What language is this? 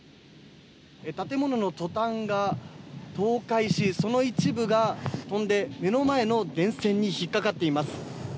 Japanese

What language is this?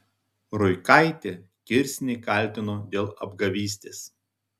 Lithuanian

